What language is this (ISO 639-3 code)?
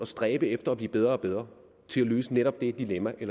dan